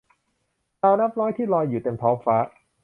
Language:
Thai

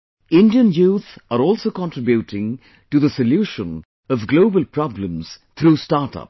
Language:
English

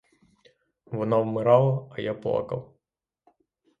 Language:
Ukrainian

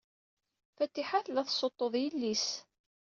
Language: Kabyle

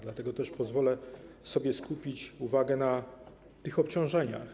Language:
Polish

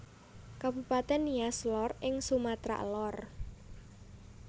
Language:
Javanese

